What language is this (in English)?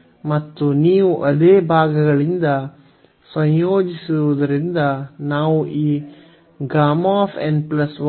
Kannada